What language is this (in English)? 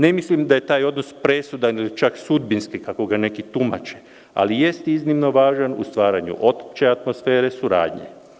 Serbian